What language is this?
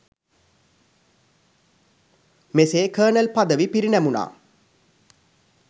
Sinhala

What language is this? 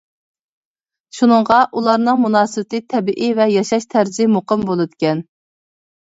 Uyghur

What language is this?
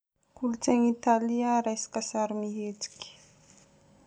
Northern Betsimisaraka Malagasy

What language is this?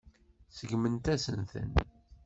Kabyle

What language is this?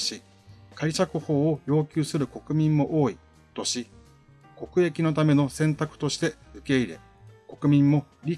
Japanese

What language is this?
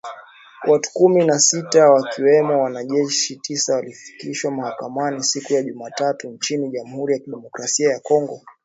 Swahili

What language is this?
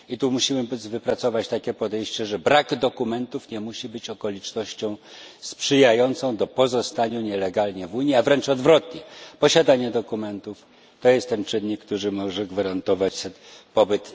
Polish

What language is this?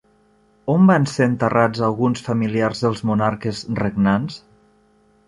Catalan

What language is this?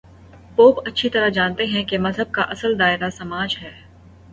Urdu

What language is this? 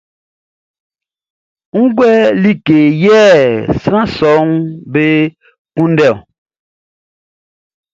Baoulé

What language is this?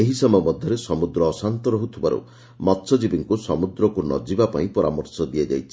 Odia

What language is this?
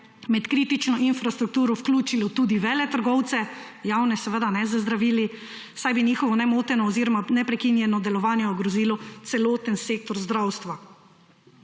Slovenian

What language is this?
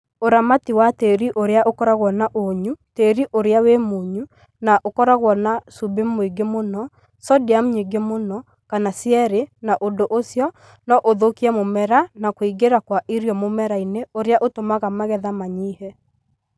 Kikuyu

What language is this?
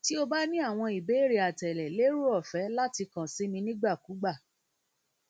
Yoruba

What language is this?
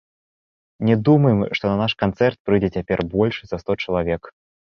Belarusian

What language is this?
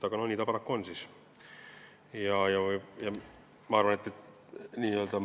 Estonian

